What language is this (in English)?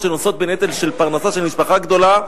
Hebrew